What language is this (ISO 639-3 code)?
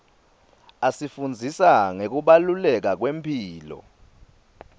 ssw